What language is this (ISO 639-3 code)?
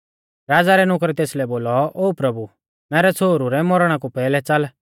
bfz